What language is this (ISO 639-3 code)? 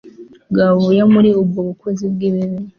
kin